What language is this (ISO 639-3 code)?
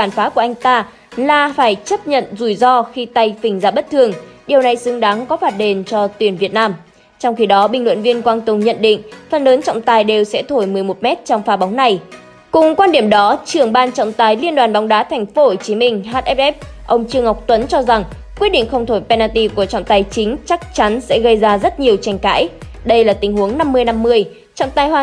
vie